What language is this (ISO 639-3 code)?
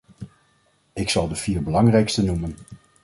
nld